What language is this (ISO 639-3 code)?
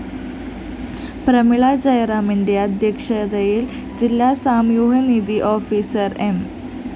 mal